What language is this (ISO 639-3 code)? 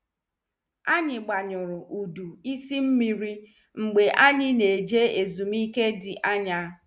ibo